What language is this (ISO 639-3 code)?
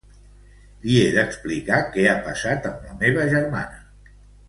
cat